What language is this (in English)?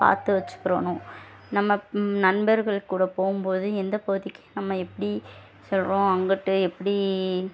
Tamil